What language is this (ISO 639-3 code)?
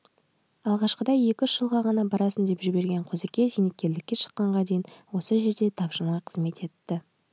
kaz